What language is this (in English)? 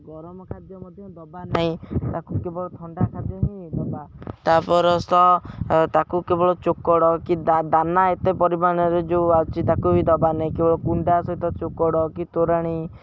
Odia